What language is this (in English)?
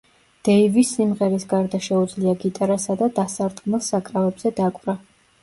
Georgian